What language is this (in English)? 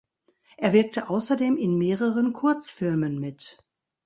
German